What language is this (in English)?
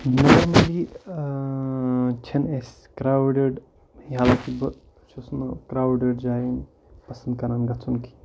Kashmiri